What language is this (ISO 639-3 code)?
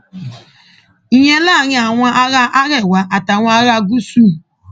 yor